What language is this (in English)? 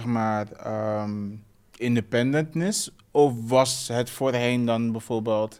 Dutch